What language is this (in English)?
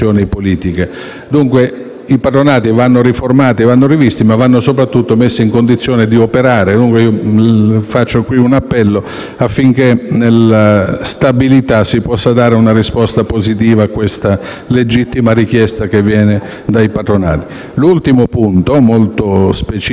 Italian